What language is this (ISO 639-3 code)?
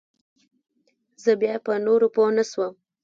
pus